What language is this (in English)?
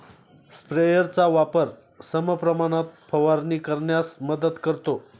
Marathi